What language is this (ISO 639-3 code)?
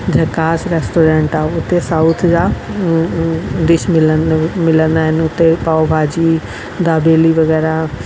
snd